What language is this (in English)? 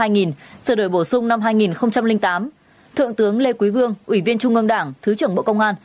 Vietnamese